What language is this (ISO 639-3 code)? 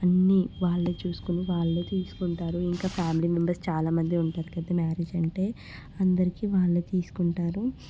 tel